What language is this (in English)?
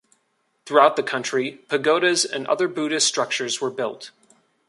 English